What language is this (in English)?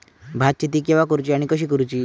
Marathi